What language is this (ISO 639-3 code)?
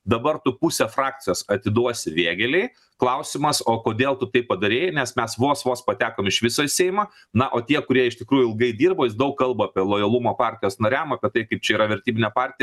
lit